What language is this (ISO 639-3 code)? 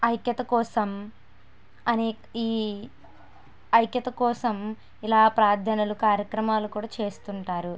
tel